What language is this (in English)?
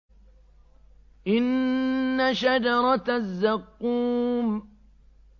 Arabic